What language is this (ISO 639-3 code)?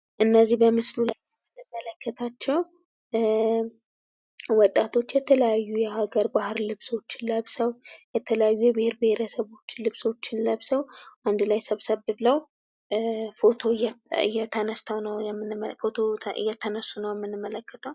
amh